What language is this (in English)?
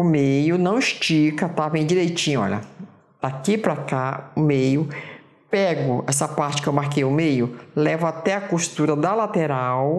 Portuguese